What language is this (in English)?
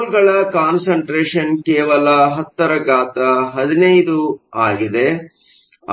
Kannada